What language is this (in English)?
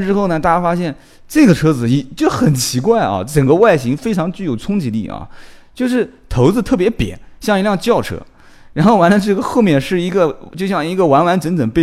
Chinese